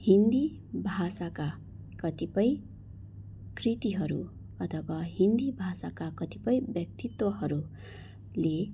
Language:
Nepali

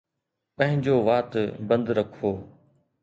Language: Sindhi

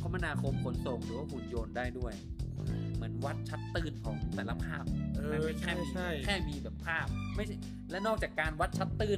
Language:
Thai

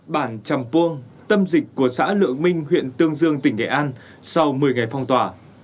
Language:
Vietnamese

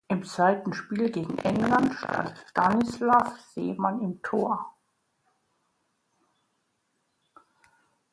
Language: German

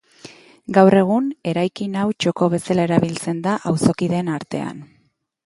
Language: Basque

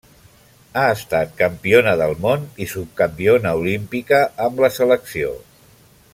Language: Catalan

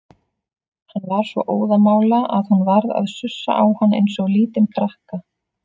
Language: Icelandic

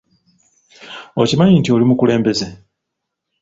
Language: Ganda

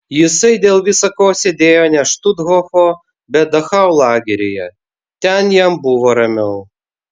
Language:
Lithuanian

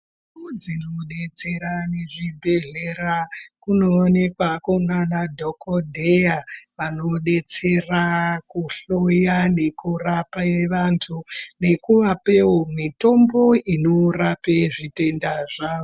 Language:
Ndau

